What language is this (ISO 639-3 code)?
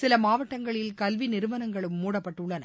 tam